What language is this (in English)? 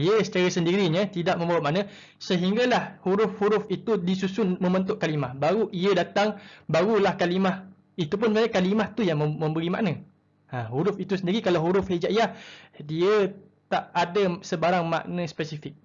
Malay